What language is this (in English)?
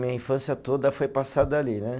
Portuguese